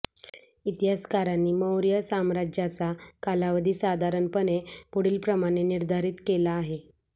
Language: Marathi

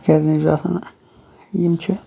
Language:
Kashmiri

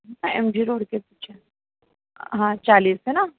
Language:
Hindi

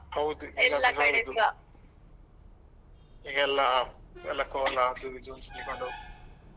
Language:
Kannada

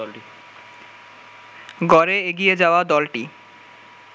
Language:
Bangla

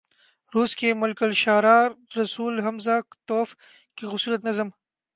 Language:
Urdu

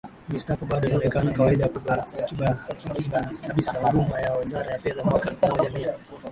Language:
Swahili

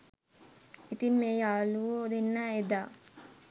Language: Sinhala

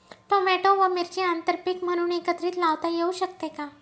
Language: Marathi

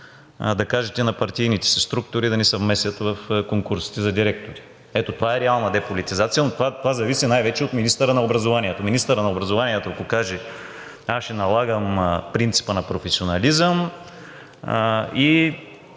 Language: Bulgarian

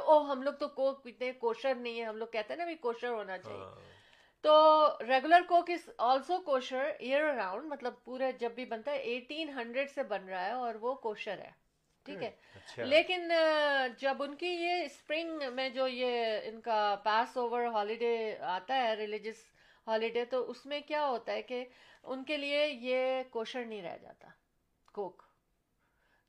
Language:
Urdu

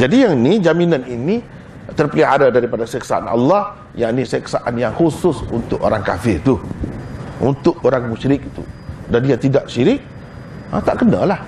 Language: Malay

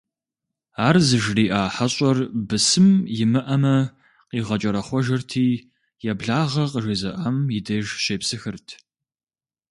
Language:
Kabardian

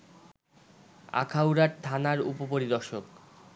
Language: Bangla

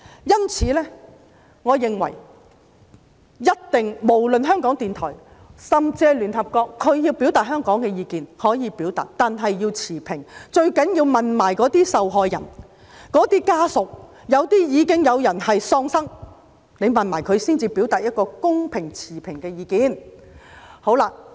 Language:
Cantonese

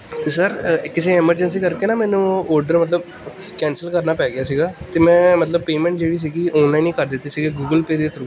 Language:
Punjabi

